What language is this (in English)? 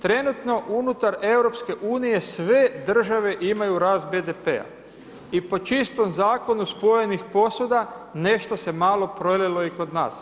Croatian